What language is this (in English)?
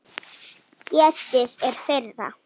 Icelandic